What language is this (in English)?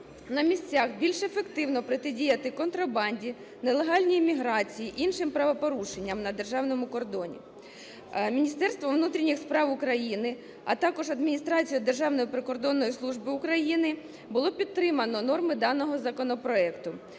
Ukrainian